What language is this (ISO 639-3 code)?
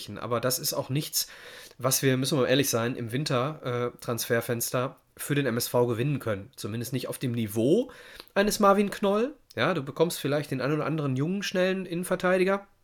deu